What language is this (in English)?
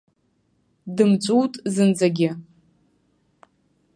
Abkhazian